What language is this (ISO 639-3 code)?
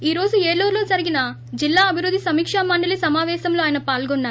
tel